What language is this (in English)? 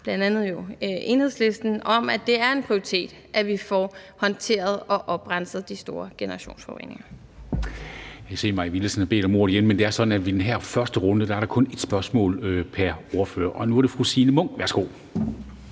Danish